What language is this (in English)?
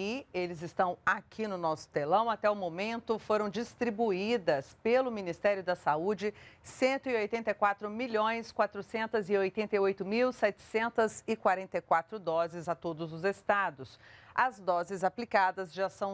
Portuguese